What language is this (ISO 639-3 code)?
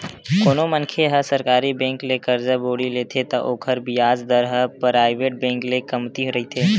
hne